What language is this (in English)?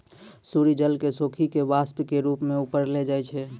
Maithili